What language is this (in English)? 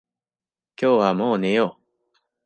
Japanese